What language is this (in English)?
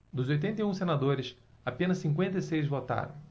Portuguese